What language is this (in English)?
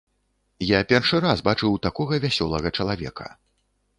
Belarusian